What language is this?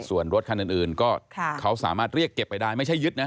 Thai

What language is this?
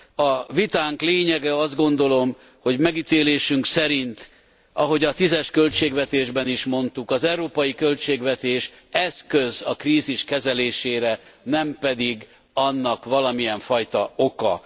Hungarian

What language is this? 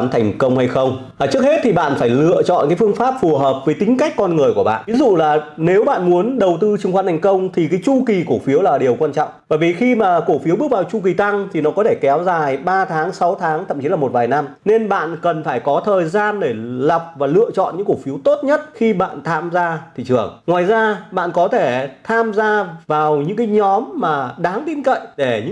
Vietnamese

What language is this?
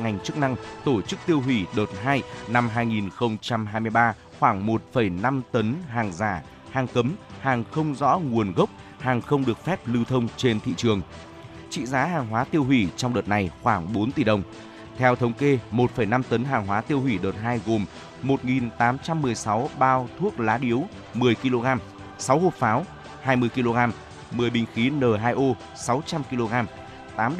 Vietnamese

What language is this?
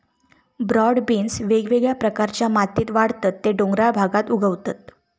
Marathi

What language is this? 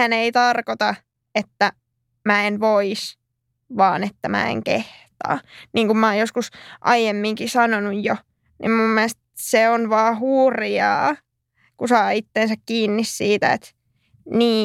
Finnish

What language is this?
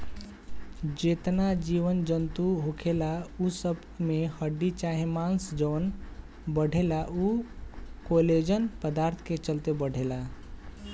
Bhojpuri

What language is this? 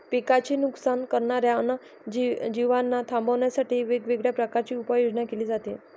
Marathi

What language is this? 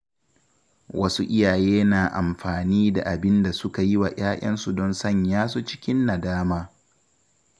Hausa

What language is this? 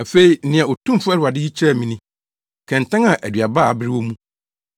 Akan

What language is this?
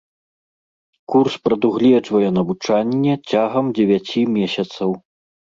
Belarusian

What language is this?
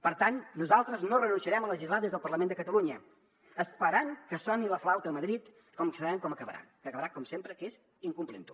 Catalan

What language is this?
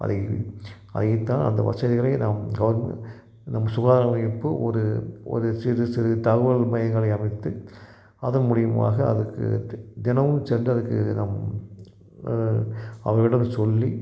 Tamil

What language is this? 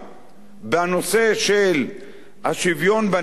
Hebrew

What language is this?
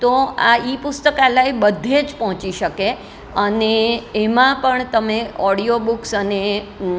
Gujarati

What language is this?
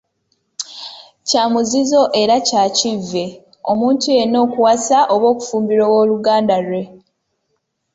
Ganda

